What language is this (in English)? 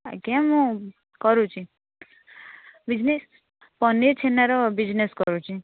Odia